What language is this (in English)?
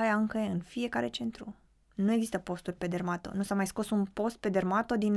Romanian